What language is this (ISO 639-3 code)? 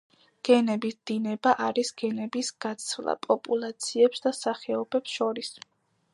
kat